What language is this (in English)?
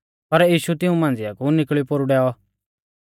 Mahasu Pahari